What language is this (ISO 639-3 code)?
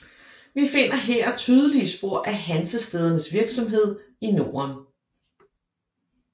dan